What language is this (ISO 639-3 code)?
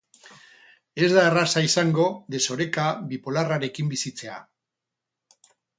eus